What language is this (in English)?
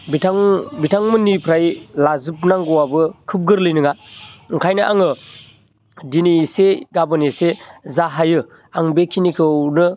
Bodo